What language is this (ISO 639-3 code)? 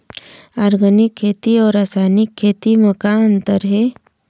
hne